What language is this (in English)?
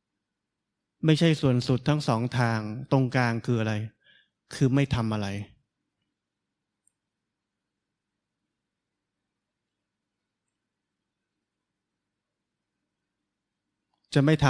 Thai